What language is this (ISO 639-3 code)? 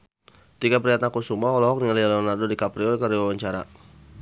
sun